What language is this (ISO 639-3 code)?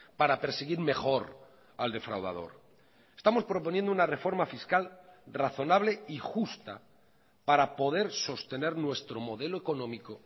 spa